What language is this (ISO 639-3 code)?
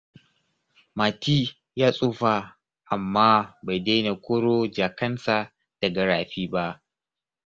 hau